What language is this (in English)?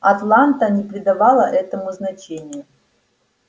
Russian